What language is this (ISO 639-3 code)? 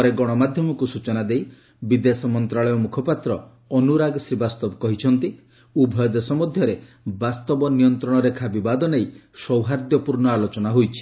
ori